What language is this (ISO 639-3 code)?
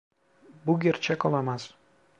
tur